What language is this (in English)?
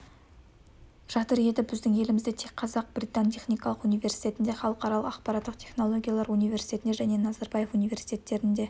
Kazakh